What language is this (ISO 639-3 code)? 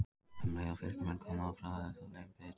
isl